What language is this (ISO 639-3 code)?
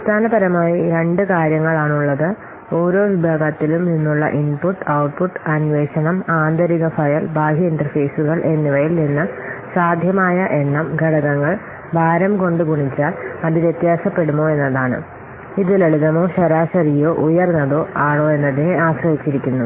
mal